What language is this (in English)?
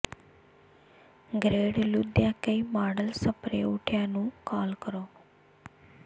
Punjabi